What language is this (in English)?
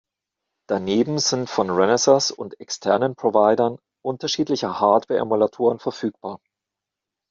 German